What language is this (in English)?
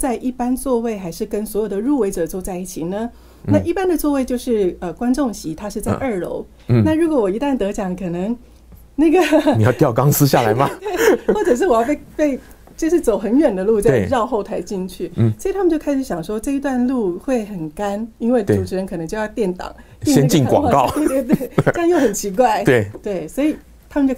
Chinese